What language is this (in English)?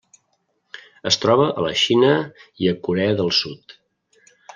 Catalan